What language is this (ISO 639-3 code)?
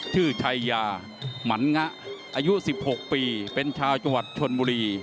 tha